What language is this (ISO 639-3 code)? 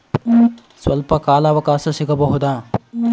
kan